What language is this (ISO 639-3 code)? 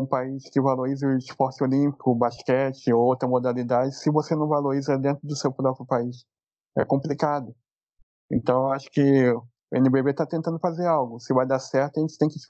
por